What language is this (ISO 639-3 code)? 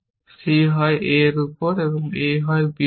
ben